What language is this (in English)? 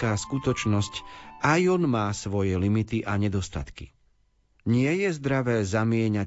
Slovak